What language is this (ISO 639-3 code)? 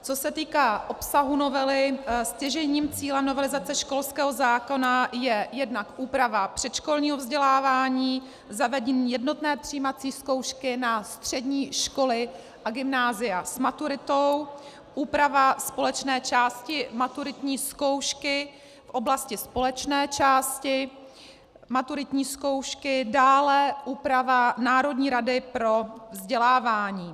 ces